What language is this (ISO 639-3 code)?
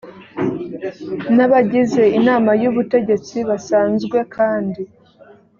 kin